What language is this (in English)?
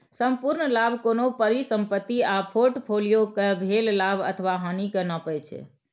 Maithili